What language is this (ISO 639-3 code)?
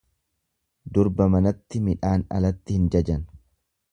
orm